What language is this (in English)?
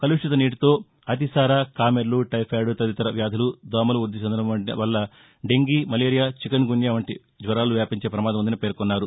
Telugu